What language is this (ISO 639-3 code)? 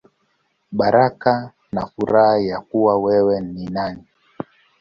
swa